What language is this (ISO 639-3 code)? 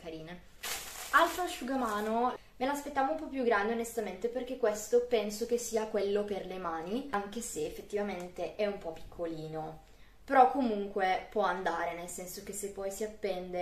ita